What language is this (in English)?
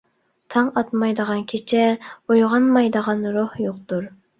Uyghur